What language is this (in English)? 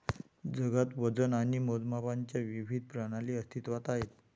Marathi